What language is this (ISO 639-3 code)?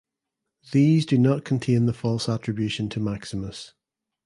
eng